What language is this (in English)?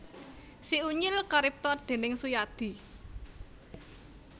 Javanese